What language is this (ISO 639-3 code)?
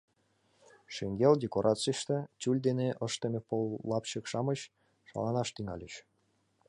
chm